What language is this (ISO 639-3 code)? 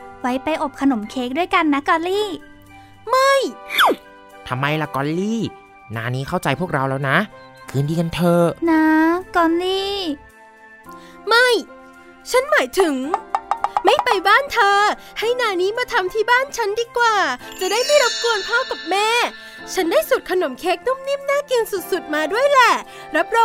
tha